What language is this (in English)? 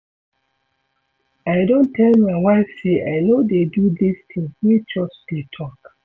Nigerian Pidgin